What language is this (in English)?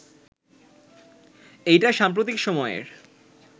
Bangla